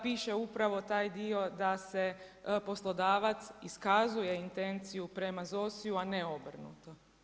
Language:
Croatian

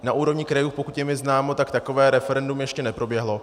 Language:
Czech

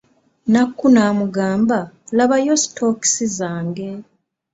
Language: Ganda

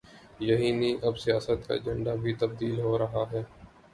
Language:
Urdu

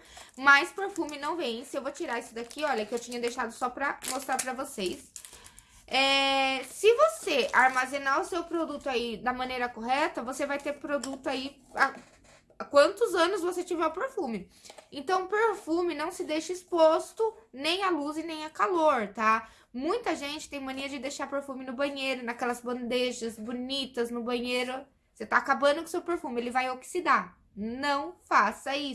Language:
Portuguese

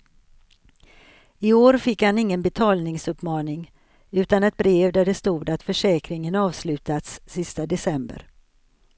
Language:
Swedish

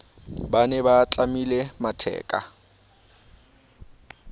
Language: Southern Sotho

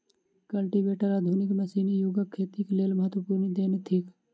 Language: Maithili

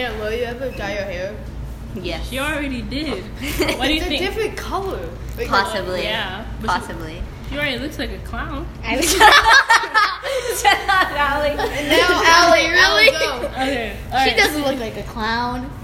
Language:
English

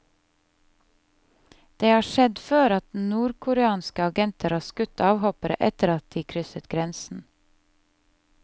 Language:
Norwegian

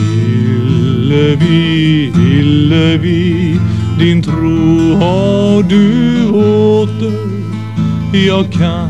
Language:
Romanian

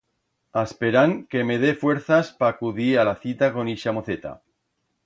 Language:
Aragonese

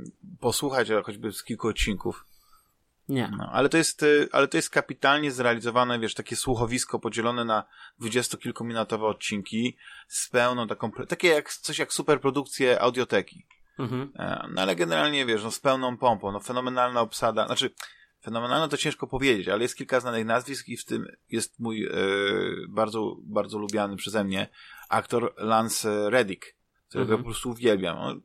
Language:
Polish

